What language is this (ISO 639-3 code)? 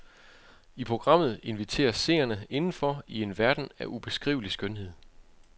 dan